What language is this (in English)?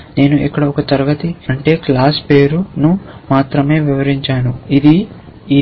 Telugu